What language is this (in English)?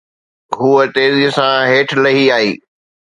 Sindhi